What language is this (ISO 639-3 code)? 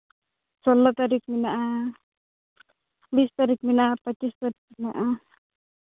sat